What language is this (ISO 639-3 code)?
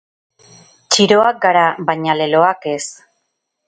eus